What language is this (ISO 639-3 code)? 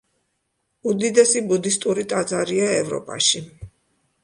kat